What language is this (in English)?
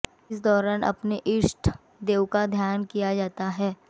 Hindi